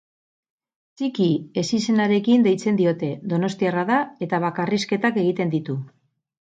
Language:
Basque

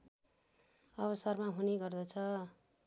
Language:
Nepali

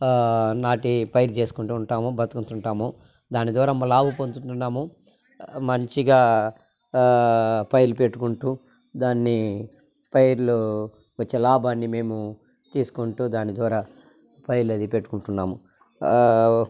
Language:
Telugu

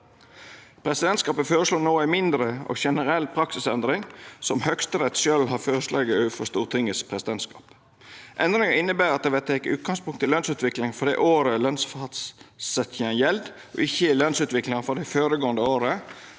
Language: Norwegian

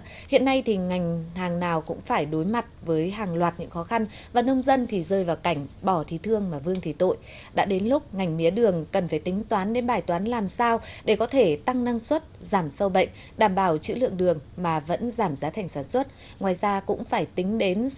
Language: Vietnamese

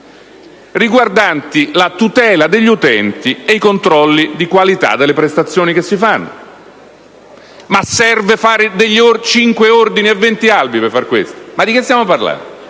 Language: Italian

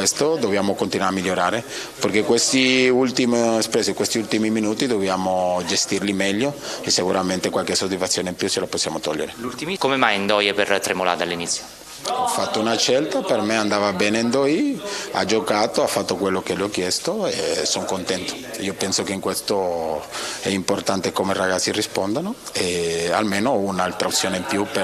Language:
Italian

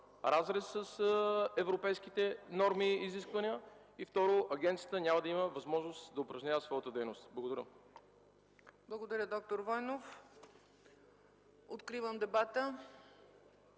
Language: Bulgarian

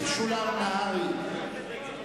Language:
Hebrew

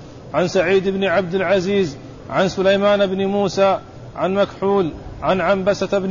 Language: Arabic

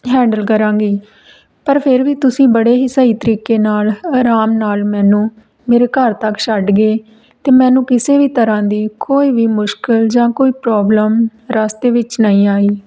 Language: Punjabi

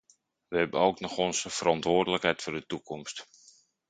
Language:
Dutch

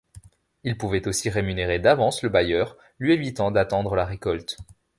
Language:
French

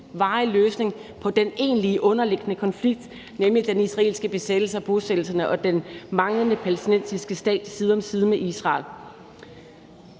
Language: Danish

